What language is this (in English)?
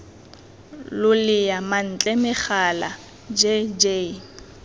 Tswana